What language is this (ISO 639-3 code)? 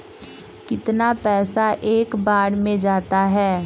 mag